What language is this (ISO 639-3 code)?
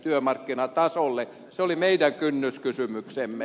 fin